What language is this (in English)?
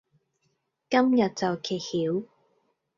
Cantonese